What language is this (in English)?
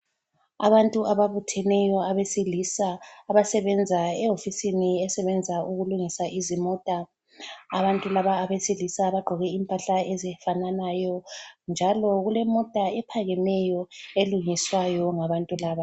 North Ndebele